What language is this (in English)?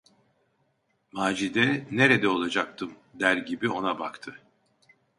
Turkish